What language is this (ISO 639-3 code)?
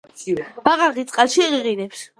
kat